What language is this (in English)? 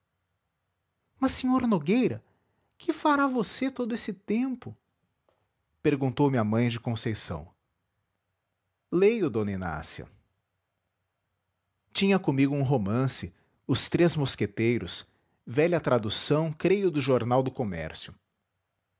Portuguese